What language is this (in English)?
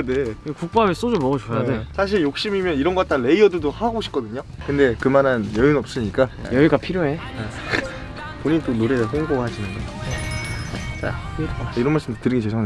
Korean